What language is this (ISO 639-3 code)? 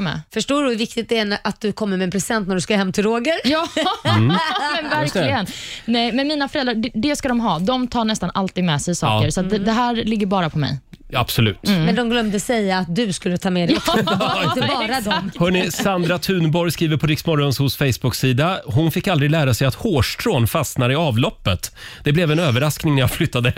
swe